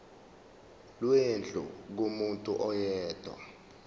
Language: Zulu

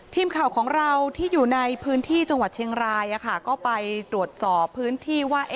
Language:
Thai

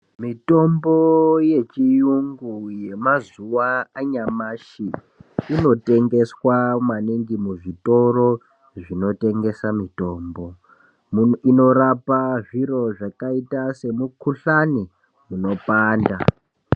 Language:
Ndau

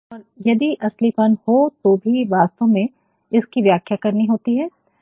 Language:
Hindi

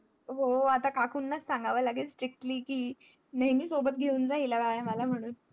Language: Marathi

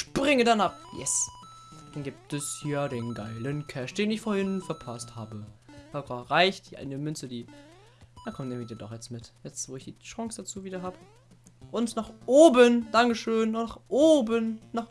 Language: German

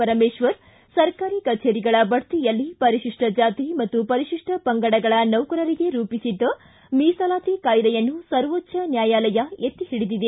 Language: Kannada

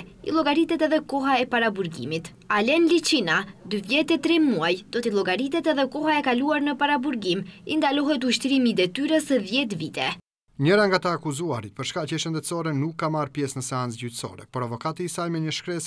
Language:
Romanian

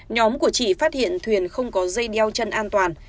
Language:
Vietnamese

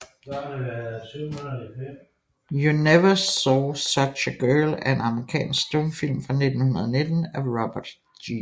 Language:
Danish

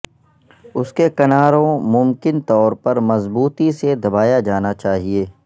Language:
Urdu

